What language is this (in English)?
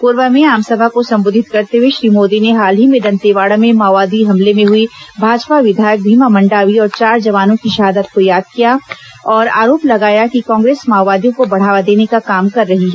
Hindi